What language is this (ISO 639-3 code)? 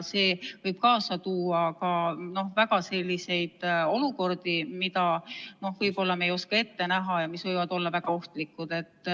est